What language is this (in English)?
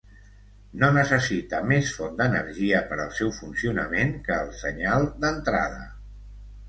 Catalan